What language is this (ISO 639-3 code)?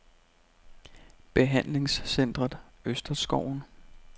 dan